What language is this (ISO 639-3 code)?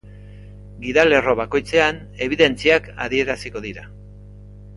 eus